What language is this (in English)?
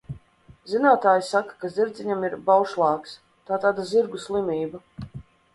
Latvian